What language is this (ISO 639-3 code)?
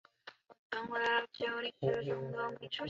zho